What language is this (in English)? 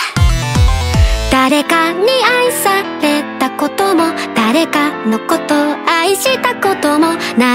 Japanese